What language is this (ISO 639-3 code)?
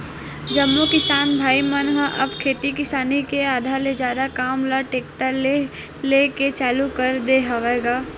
hne